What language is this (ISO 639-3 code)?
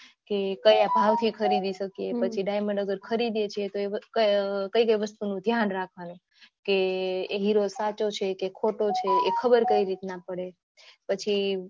guj